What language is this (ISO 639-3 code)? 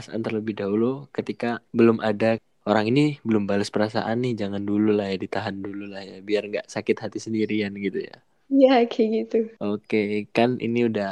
ind